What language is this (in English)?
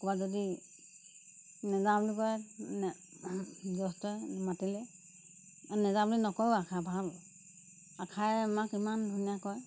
Assamese